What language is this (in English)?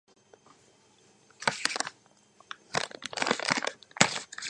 Georgian